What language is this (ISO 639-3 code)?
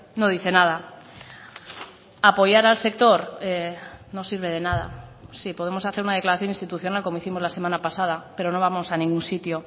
spa